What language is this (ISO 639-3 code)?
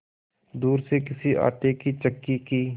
hin